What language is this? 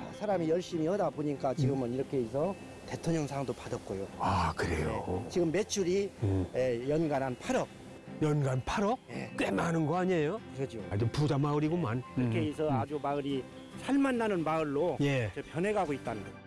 Korean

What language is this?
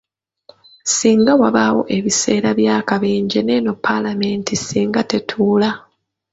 Ganda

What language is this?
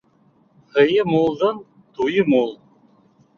Bashkir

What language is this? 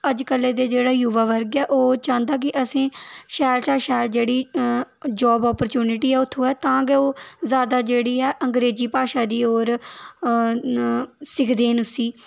Dogri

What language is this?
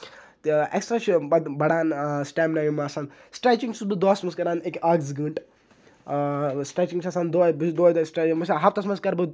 Kashmiri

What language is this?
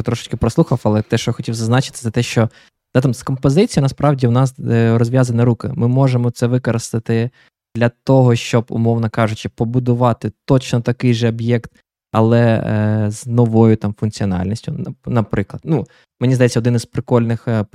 Ukrainian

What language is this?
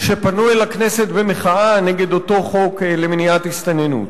Hebrew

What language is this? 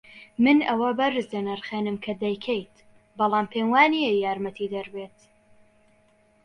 Central Kurdish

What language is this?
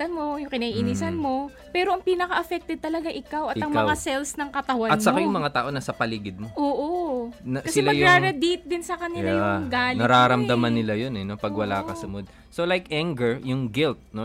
Filipino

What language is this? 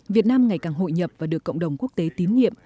Vietnamese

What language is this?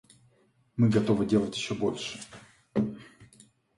Russian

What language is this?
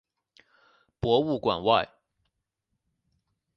Chinese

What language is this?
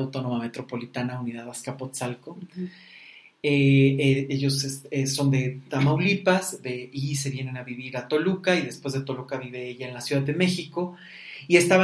Spanish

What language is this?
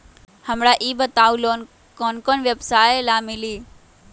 Magahi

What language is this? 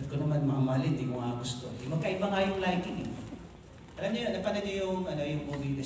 Filipino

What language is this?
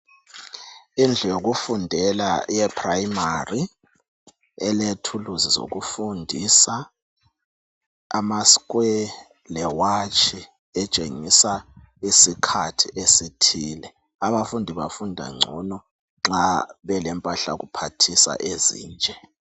North Ndebele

